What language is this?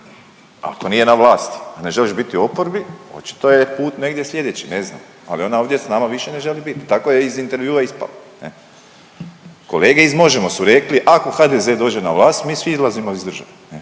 Croatian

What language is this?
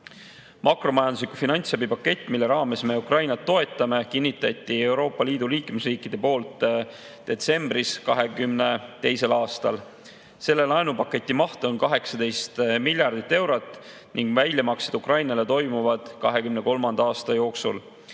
Estonian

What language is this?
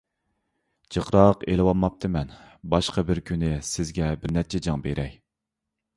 Uyghur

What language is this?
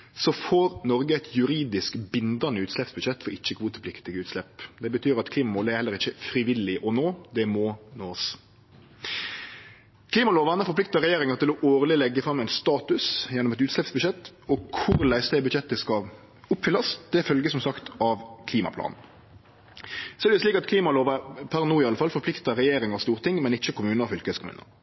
Norwegian Nynorsk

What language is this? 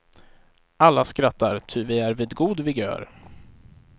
Swedish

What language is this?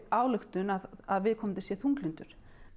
Icelandic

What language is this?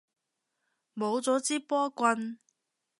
Cantonese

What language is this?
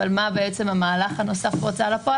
Hebrew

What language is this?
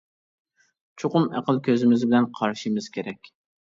Uyghur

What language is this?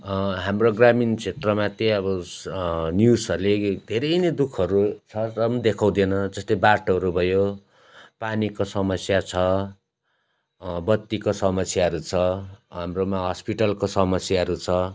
Nepali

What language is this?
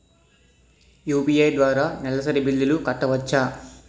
Telugu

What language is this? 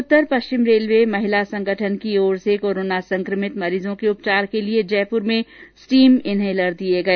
Hindi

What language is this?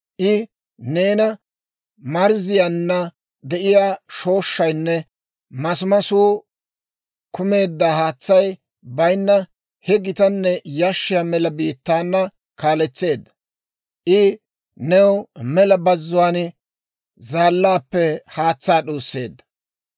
Dawro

